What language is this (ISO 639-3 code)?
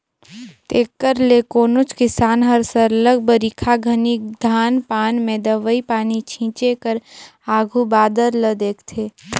hne